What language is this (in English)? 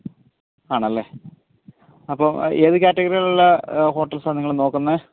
Malayalam